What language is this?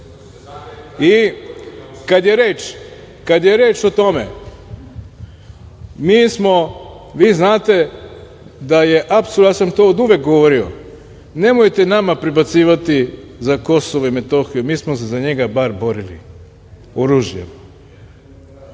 Serbian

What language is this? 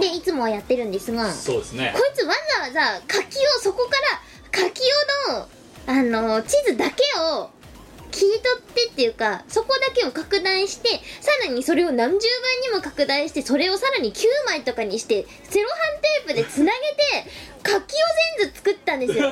Japanese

